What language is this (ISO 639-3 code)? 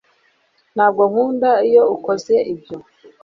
kin